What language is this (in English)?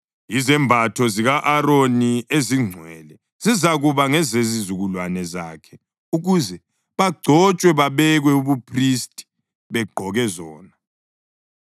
North Ndebele